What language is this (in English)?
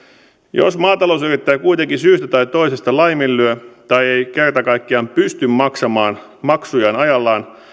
Finnish